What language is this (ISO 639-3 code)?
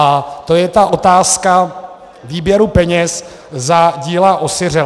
ces